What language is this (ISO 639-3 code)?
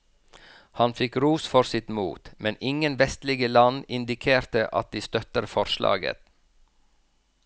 nor